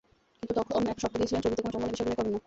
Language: Bangla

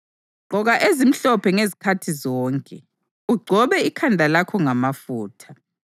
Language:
North Ndebele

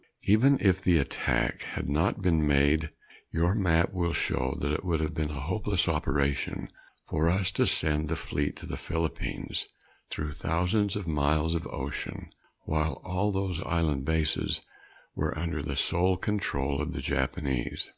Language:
English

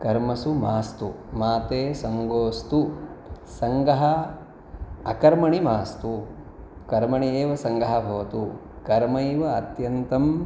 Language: Sanskrit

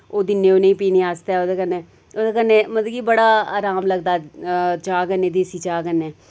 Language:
Dogri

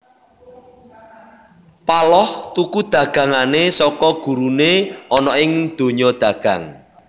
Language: Javanese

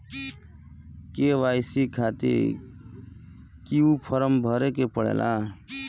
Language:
Bhojpuri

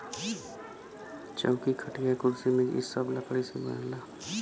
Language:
Bhojpuri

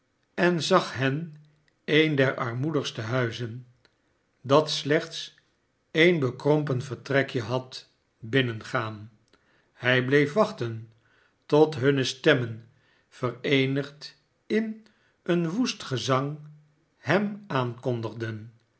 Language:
Dutch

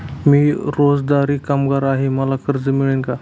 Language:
Marathi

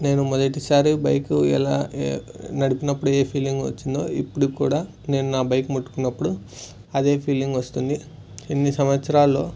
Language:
Telugu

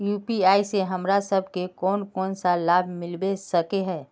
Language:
Magahi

